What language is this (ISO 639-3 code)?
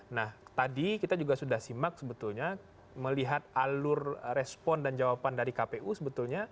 ind